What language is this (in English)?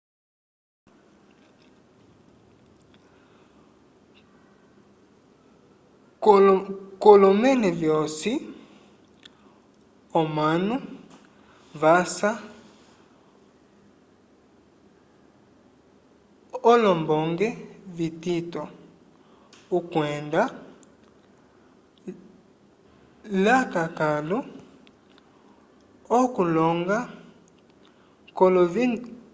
Umbundu